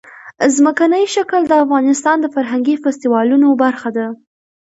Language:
Pashto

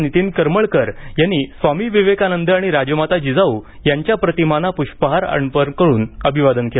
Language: Marathi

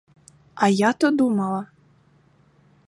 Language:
Ukrainian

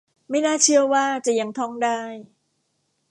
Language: Thai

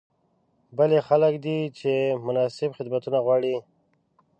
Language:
Pashto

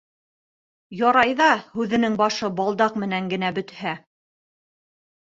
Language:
Bashkir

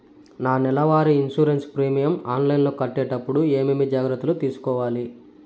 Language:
Telugu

